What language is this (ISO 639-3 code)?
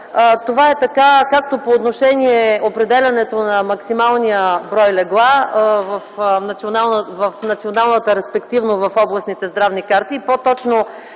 bul